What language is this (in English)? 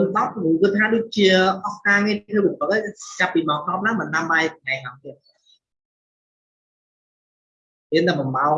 Vietnamese